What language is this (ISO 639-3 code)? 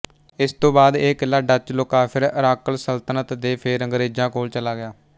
pan